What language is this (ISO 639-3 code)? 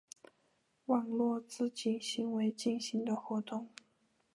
zho